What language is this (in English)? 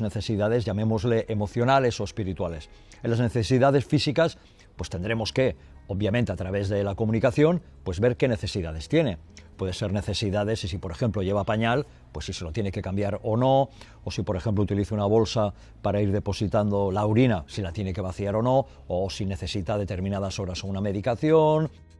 Spanish